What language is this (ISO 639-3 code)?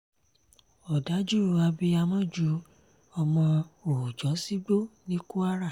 yor